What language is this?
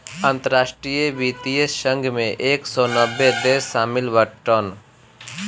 Bhojpuri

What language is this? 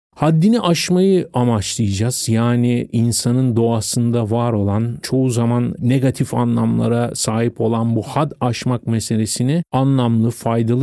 Turkish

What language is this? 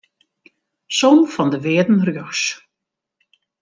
Western Frisian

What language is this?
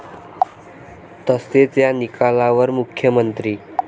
Marathi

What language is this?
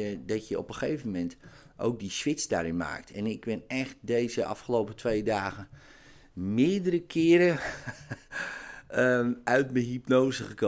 Dutch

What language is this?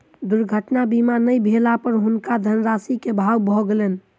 Maithili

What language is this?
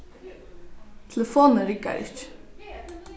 Faroese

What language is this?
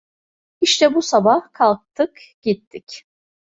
Turkish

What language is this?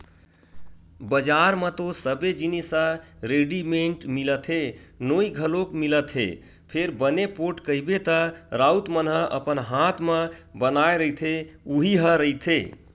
Chhattisgarhi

